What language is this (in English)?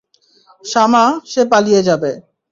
Bangla